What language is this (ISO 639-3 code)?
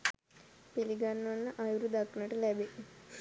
sin